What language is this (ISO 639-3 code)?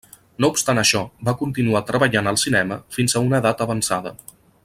cat